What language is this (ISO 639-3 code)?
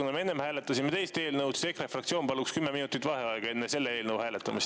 est